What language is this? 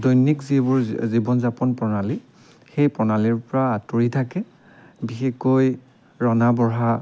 Assamese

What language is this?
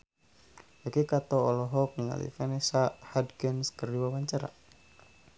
Sundanese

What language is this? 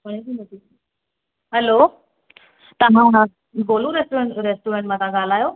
Sindhi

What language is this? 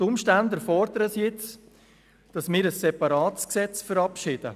Swiss German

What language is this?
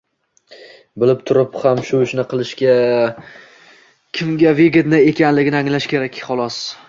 Uzbek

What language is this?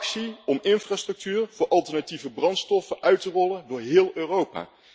Dutch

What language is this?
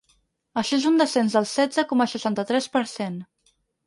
Catalan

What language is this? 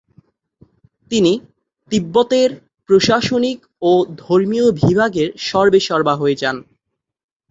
Bangla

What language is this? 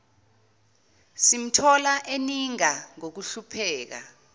Zulu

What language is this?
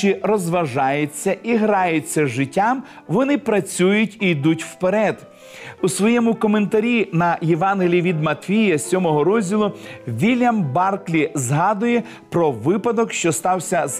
Ukrainian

